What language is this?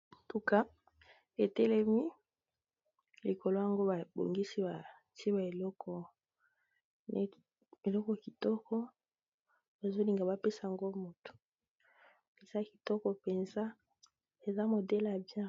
Lingala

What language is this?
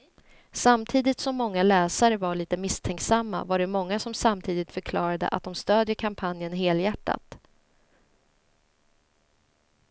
Swedish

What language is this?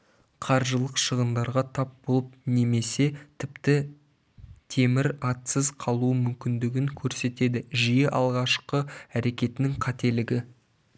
Kazakh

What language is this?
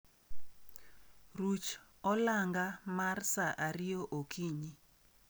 Luo (Kenya and Tanzania)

